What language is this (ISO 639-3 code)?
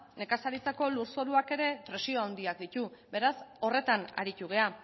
eus